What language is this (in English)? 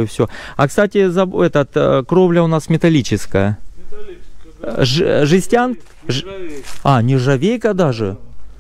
Russian